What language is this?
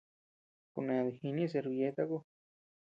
Tepeuxila Cuicatec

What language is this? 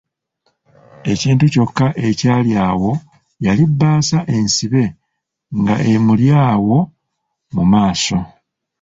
Ganda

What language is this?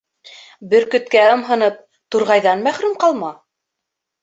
Bashkir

